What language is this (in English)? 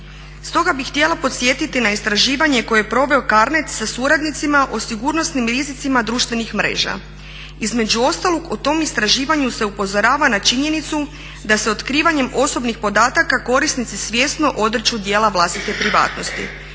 Croatian